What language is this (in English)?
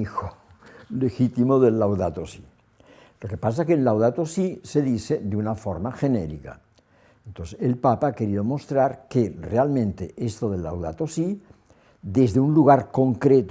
Spanish